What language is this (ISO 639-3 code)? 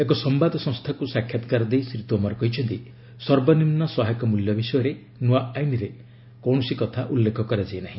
ori